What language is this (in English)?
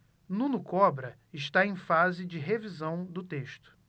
Portuguese